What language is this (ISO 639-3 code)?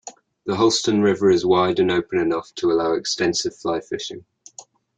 eng